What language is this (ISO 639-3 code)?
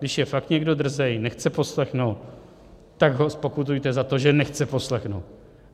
ces